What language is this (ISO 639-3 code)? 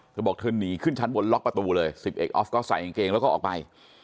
tha